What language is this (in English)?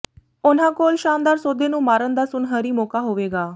Punjabi